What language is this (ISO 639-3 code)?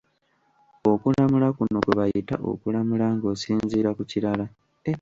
lug